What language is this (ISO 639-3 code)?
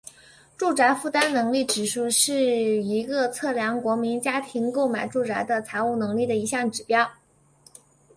zho